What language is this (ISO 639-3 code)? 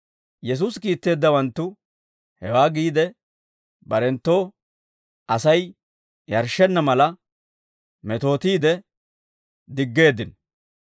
dwr